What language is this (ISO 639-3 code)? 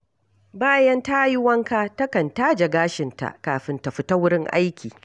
hau